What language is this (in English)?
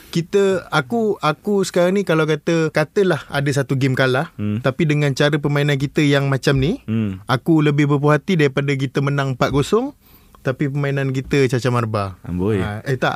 Malay